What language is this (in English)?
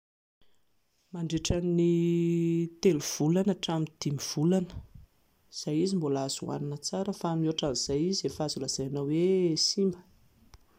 Malagasy